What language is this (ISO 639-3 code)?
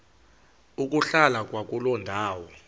xho